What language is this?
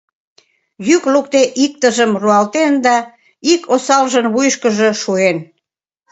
Mari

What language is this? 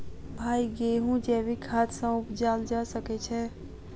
Maithili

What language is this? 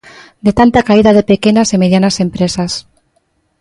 Galician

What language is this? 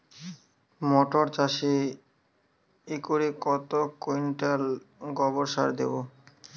Bangla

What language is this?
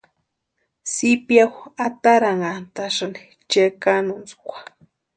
Western Highland Purepecha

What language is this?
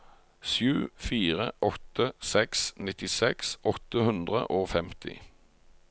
Norwegian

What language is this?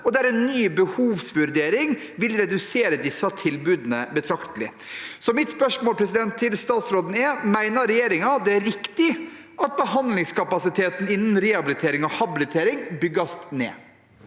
Norwegian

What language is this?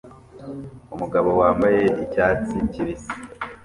Kinyarwanda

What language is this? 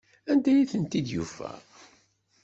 Kabyle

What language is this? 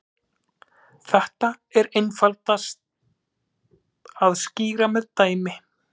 Icelandic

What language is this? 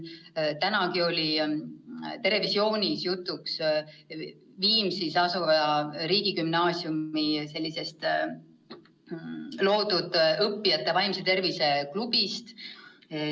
Estonian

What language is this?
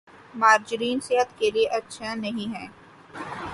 Urdu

